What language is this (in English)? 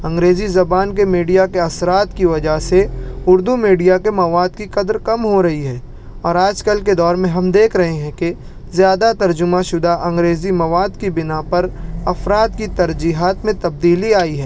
Urdu